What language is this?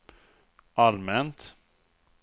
Swedish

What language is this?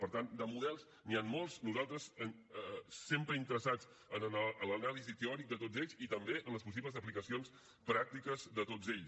Catalan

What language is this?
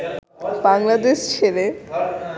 Bangla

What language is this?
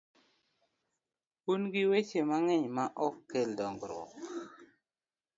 Luo (Kenya and Tanzania)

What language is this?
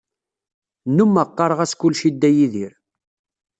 Kabyle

